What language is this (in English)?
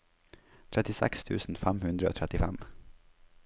Norwegian